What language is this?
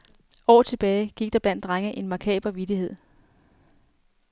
Danish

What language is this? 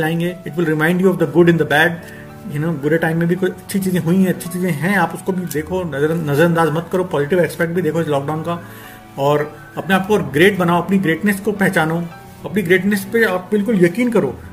Hindi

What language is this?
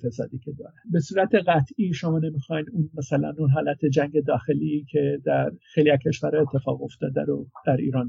Persian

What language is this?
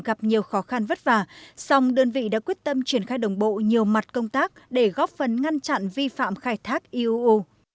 Vietnamese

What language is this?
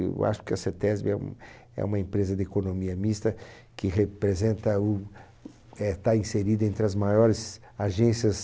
Portuguese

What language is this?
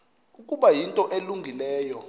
Xhosa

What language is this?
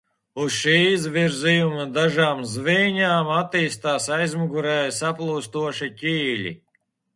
Latvian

